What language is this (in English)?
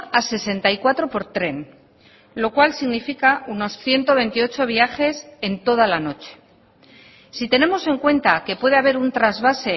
Spanish